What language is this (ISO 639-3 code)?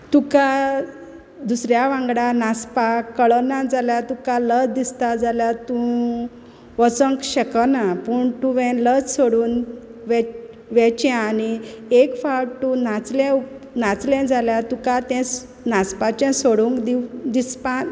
kok